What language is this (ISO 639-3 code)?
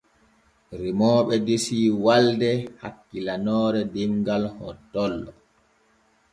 fue